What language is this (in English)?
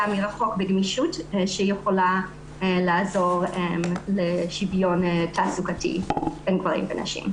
Hebrew